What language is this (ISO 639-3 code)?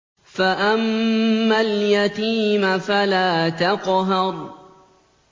ara